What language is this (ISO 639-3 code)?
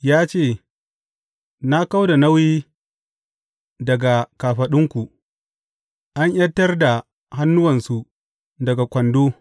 hau